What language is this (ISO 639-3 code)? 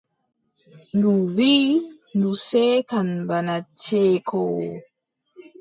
fub